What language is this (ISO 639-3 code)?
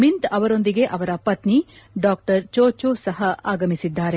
kan